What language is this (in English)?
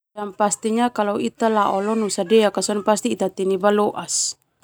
Termanu